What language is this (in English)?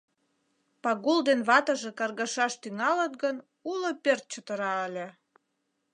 Mari